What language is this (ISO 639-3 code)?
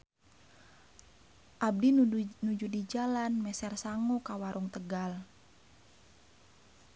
sun